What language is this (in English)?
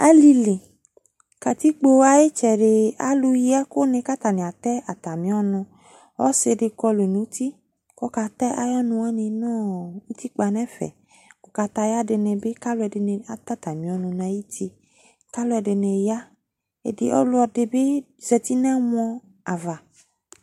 Ikposo